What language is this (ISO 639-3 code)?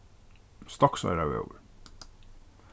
fao